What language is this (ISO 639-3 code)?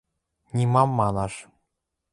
mrj